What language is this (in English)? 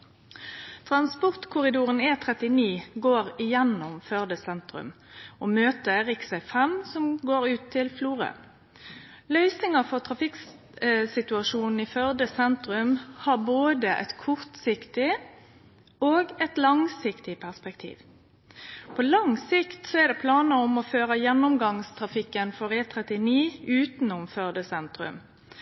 Norwegian Nynorsk